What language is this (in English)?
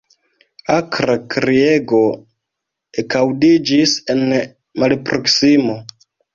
Esperanto